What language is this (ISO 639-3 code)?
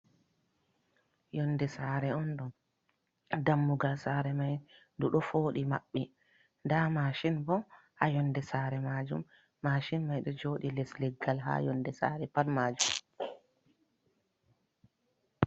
ful